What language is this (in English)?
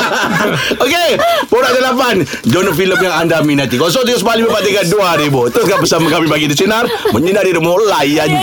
Malay